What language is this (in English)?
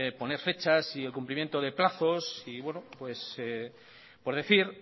Spanish